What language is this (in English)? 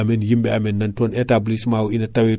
Fula